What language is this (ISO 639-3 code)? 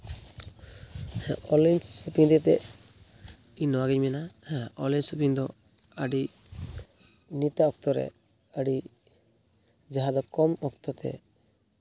sat